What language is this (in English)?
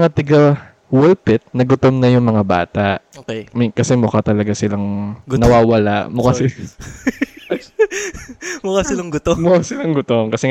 Filipino